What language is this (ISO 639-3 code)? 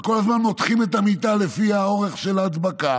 heb